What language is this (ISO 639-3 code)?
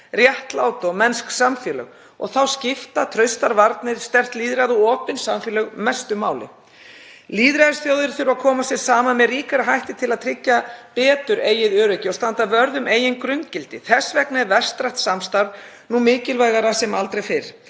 isl